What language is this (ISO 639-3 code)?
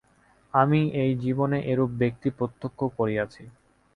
ben